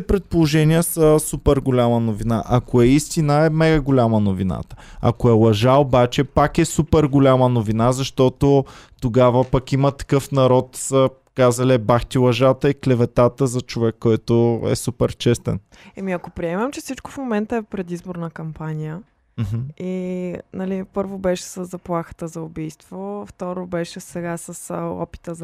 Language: Bulgarian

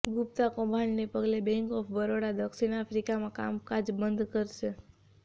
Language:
Gujarati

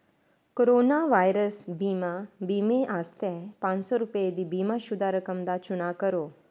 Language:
Dogri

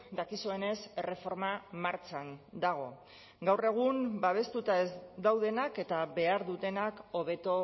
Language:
Basque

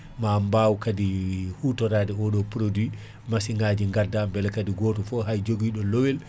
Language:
Fula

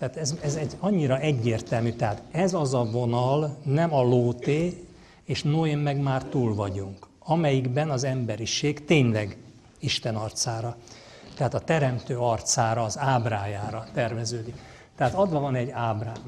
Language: Hungarian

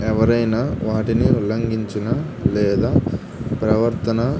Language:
Telugu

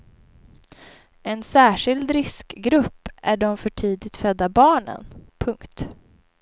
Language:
Swedish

